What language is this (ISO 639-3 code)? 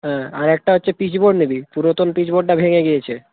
ben